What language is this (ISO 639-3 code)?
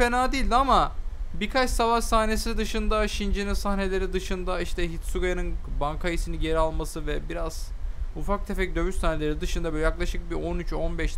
tur